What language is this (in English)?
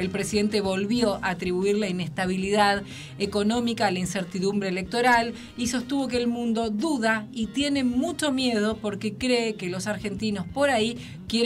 Spanish